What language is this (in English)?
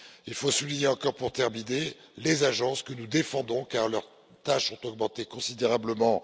French